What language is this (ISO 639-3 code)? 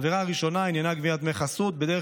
heb